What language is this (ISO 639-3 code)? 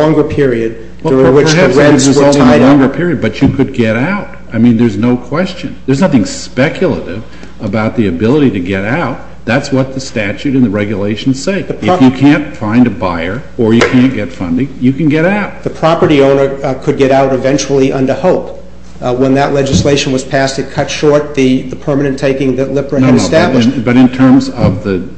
eng